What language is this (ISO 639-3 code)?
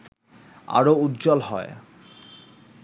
ben